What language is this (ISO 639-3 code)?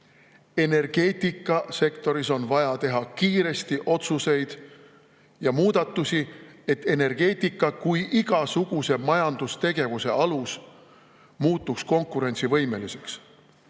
est